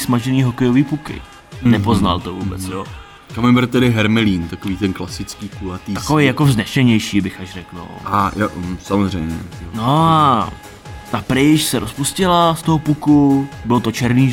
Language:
Czech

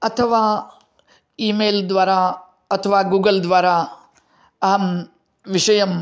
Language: Sanskrit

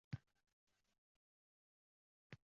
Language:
Uzbek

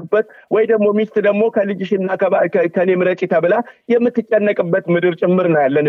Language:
Amharic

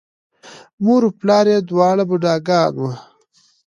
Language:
Pashto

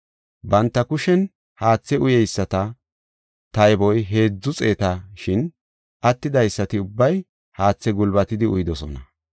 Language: Gofa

